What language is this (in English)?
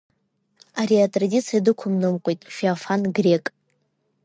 Abkhazian